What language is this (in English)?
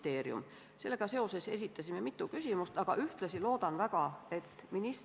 Estonian